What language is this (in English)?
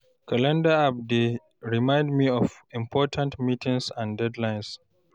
Nigerian Pidgin